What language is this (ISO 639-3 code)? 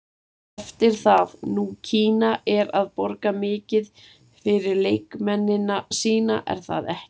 isl